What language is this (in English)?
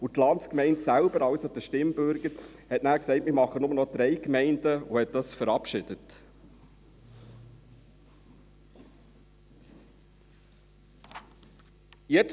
Swiss German